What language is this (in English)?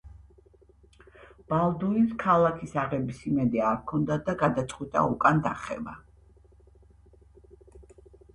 Georgian